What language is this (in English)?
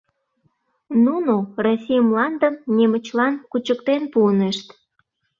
Mari